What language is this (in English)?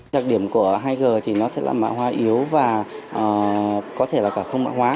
Vietnamese